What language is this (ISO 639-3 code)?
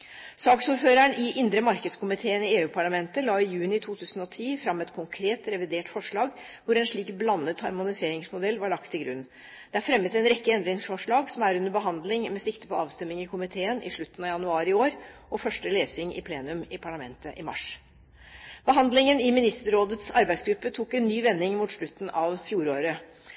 nob